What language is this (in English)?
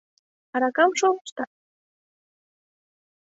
Mari